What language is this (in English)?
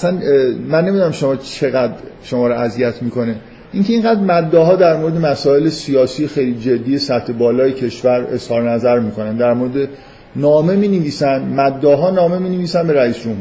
Persian